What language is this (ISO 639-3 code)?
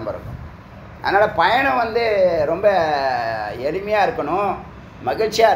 tam